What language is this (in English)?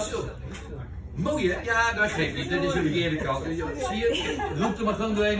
Dutch